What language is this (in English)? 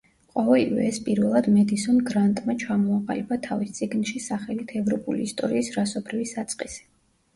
Georgian